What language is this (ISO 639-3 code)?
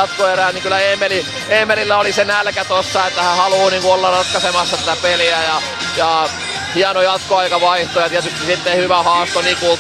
fin